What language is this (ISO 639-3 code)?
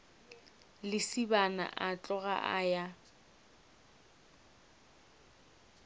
nso